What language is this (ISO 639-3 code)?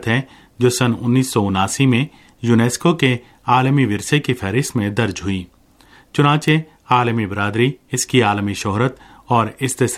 urd